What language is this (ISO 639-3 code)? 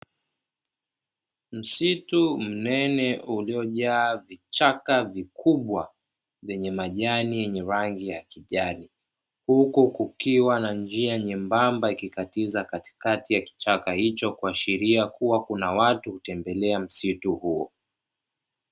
swa